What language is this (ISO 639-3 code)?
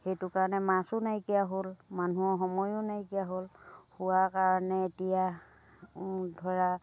asm